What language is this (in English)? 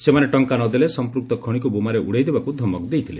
Odia